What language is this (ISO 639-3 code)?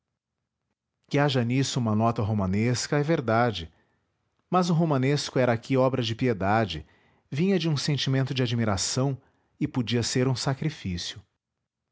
por